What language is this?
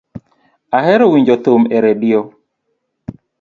Luo (Kenya and Tanzania)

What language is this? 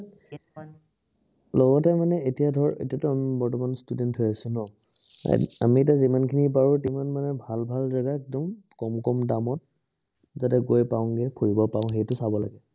Assamese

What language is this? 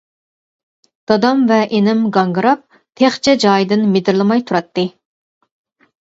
Uyghur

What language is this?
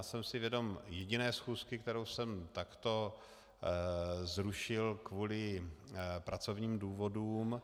Czech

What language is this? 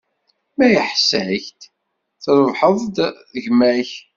Kabyle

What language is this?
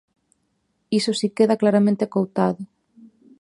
Galician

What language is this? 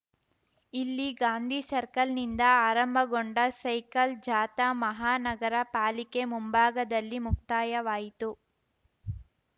Kannada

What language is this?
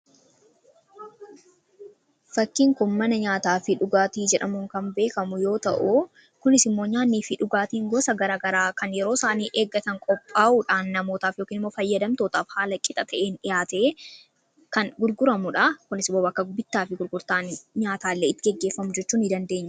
Oromo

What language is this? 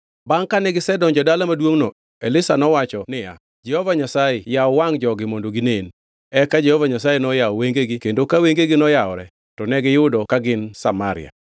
Luo (Kenya and Tanzania)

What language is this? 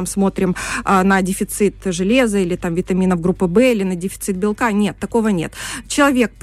Russian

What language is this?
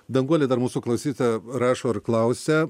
Lithuanian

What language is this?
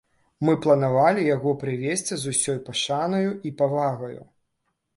Belarusian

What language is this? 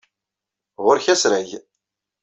Kabyle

